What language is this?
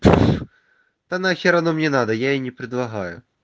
Russian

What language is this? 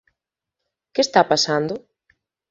Galician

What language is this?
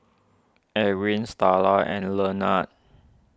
English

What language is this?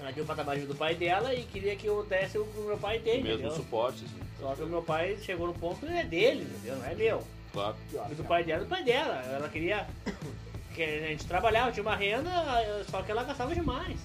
Portuguese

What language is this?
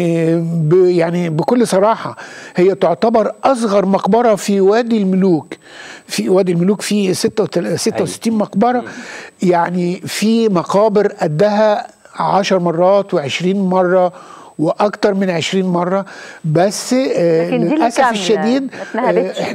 Arabic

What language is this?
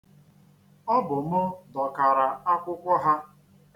Igbo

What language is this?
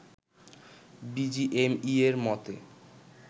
Bangla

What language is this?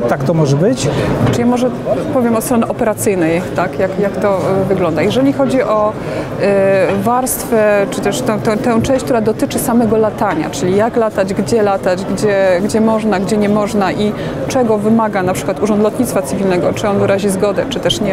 Polish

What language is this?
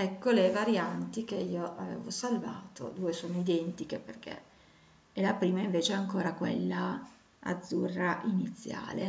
Italian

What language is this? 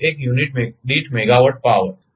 Gujarati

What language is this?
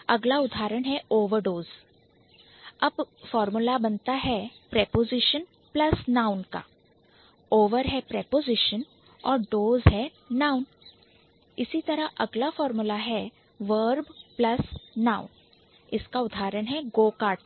Hindi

